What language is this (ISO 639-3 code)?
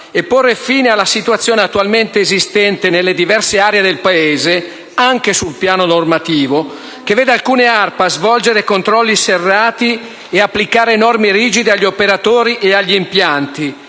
ita